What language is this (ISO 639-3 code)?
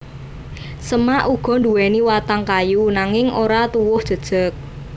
jav